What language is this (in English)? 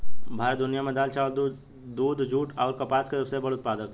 Bhojpuri